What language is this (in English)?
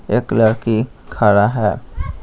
Hindi